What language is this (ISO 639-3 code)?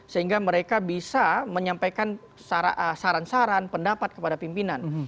ind